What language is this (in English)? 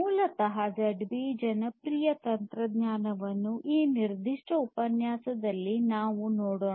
Kannada